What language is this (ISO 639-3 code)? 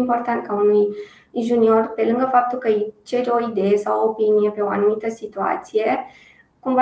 ron